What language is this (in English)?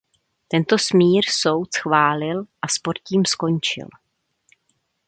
Czech